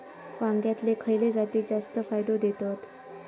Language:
Marathi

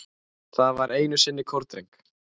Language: Icelandic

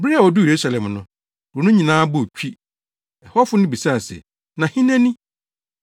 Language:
Akan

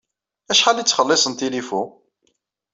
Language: Kabyle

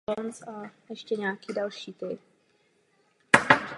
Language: Czech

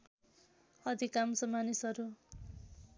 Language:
Nepali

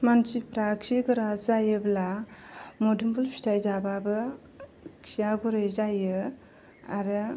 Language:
Bodo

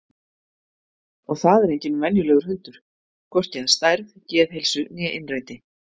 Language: Icelandic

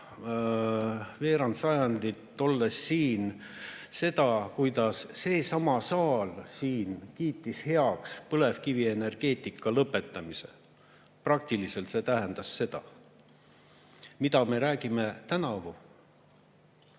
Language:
Estonian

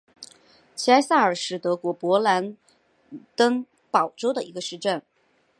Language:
Chinese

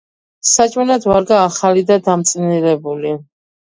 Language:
Georgian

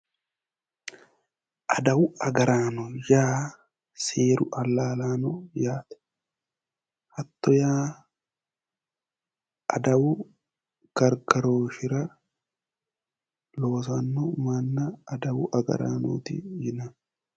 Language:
Sidamo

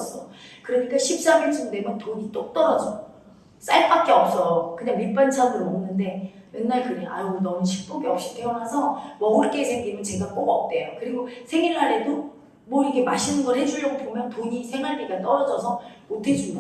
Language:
Korean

